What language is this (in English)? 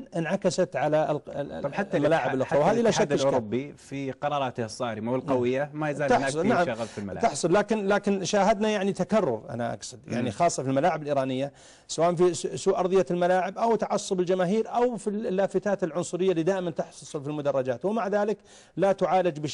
Arabic